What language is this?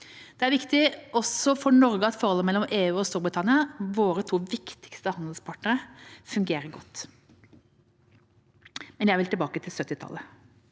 Norwegian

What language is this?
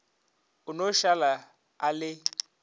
Northern Sotho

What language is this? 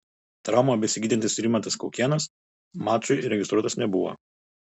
Lithuanian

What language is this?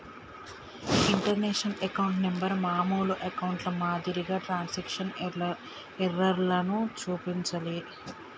Telugu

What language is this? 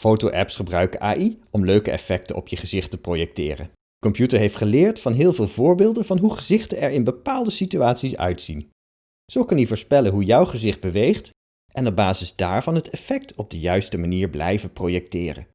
Dutch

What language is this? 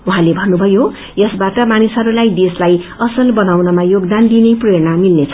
Nepali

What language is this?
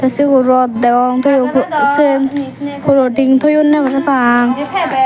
Chakma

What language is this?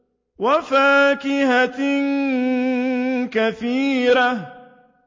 Arabic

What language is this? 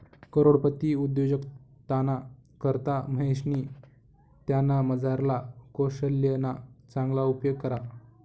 Marathi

